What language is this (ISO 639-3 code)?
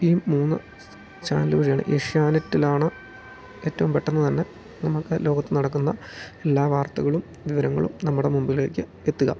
mal